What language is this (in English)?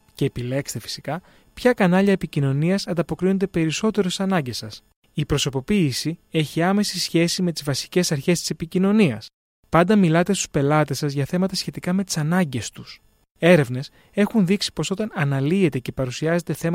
Greek